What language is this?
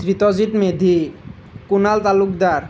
Assamese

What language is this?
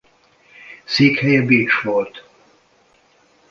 Hungarian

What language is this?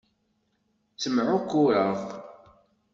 Kabyle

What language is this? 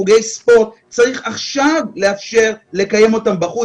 Hebrew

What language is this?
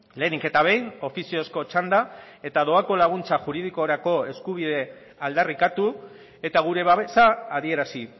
Basque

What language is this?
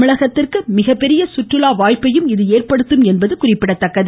Tamil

